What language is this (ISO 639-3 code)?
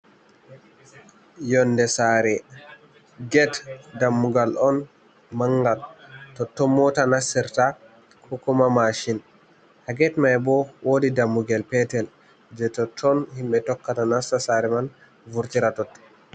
ful